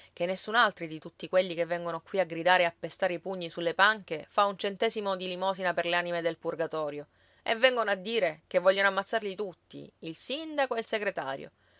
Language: Italian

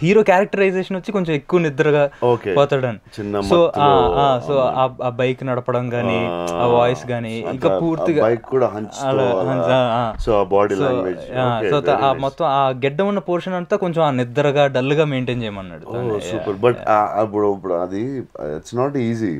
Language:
Telugu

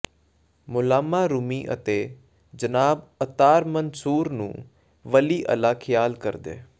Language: Punjabi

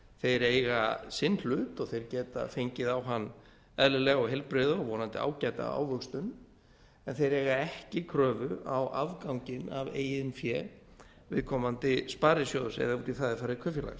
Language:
Icelandic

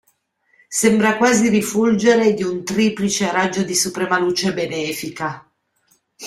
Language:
Italian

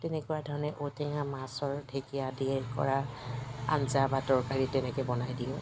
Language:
Assamese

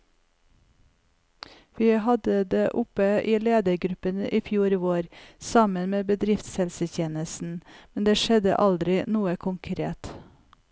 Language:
Norwegian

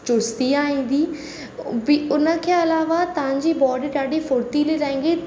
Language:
Sindhi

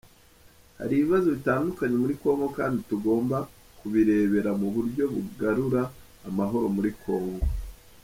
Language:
Kinyarwanda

